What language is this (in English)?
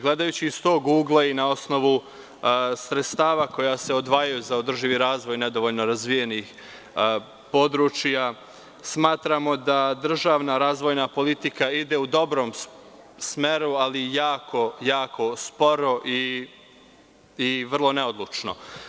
Serbian